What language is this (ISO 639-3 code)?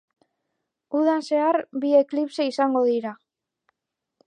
eus